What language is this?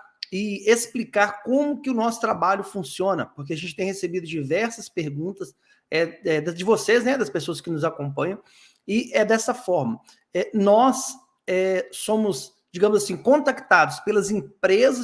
Portuguese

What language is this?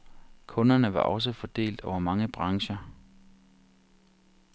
Danish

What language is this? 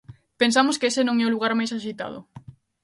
Galician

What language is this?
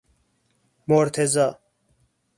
Persian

